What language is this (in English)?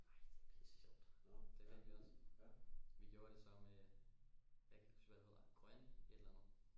Danish